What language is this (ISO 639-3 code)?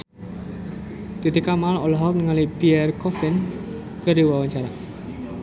sun